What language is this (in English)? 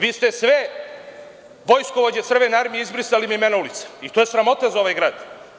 Serbian